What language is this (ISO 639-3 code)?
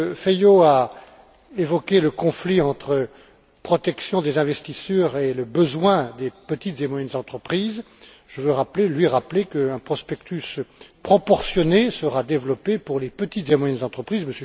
fra